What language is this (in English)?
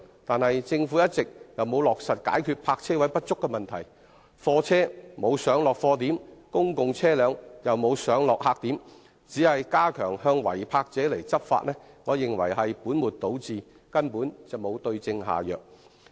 Cantonese